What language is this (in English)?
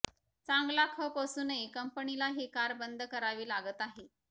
Marathi